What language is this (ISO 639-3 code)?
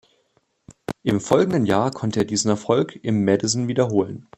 deu